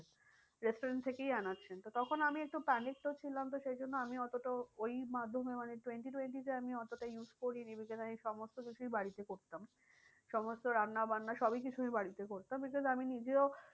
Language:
Bangla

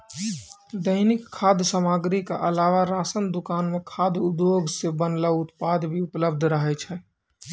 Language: Maithili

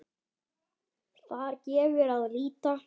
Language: Icelandic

